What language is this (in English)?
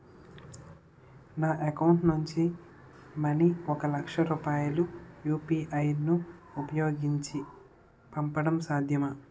Telugu